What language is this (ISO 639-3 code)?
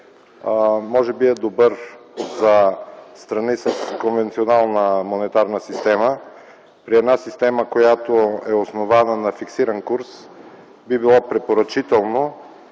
bul